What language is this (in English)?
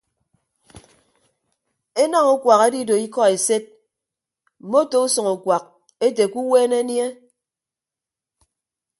Ibibio